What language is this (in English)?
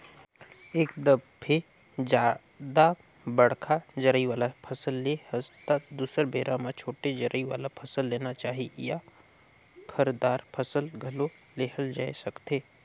Chhattisgarhi